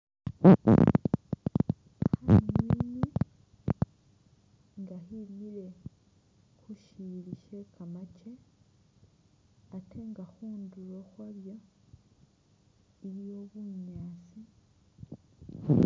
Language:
Masaaba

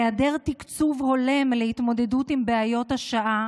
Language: Hebrew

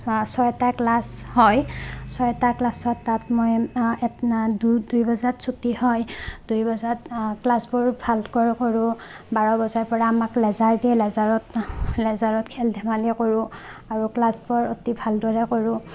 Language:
Assamese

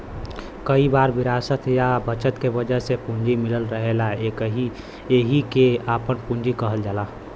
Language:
Bhojpuri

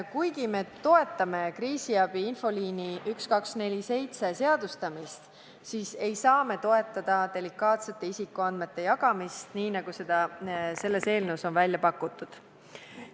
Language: Estonian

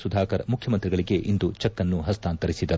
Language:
Kannada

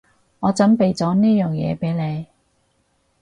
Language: Cantonese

